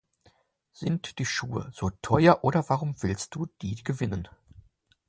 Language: German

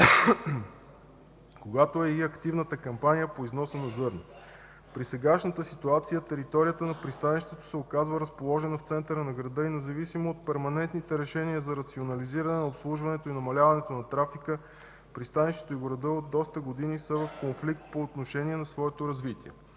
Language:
Bulgarian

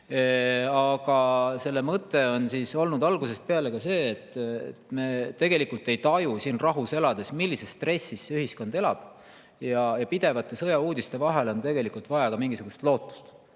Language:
Estonian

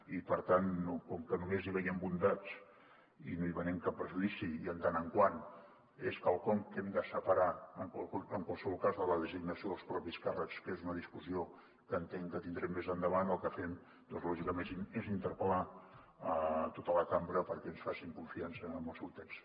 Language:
Catalan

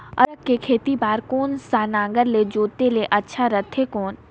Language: Chhattisgarhi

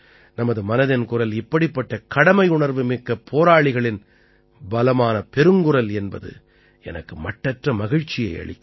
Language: Tamil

